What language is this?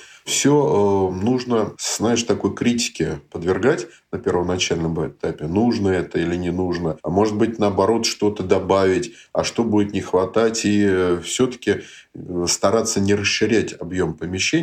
Russian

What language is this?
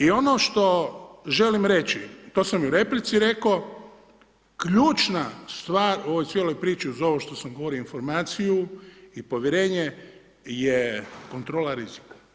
Croatian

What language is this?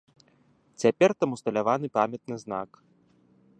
Belarusian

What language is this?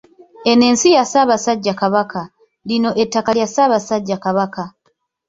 Ganda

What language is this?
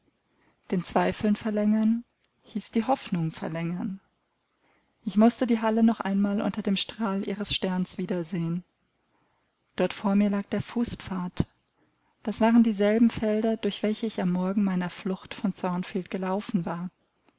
German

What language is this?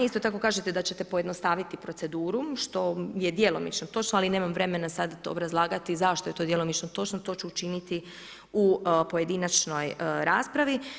Croatian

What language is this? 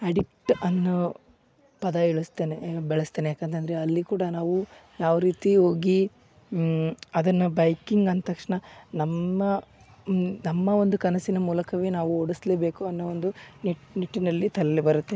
Kannada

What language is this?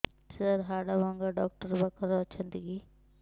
Odia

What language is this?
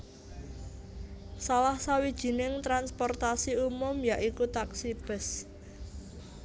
Javanese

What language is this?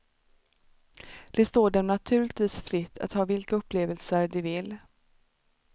Swedish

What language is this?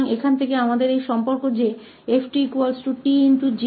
Hindi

